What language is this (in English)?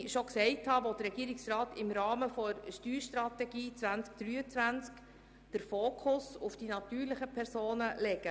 Swiss German